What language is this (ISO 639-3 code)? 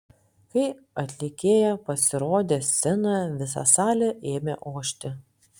lit